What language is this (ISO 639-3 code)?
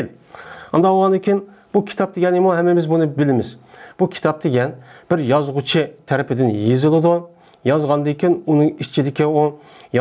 tur